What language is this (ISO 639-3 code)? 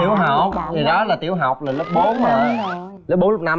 vie